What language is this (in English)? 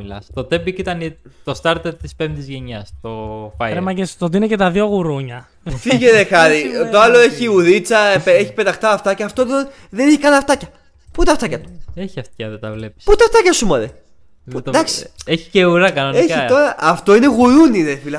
Greek